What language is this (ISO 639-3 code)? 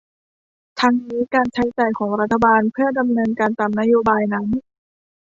tha